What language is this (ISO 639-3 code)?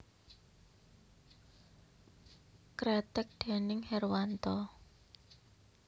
jav